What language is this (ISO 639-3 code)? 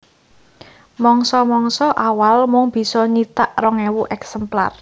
jav